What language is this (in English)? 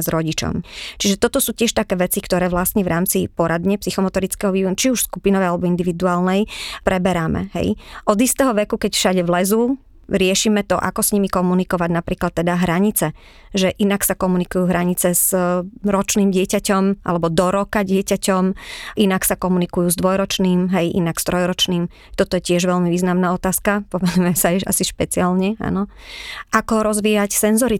Slovak